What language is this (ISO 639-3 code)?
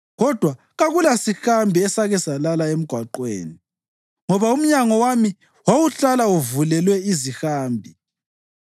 nde